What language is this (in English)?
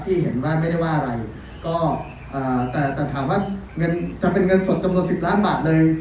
Thai